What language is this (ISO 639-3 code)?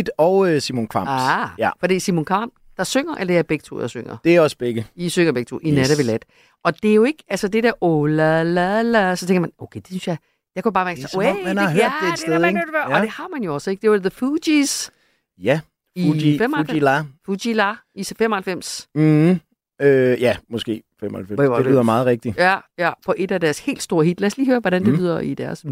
dan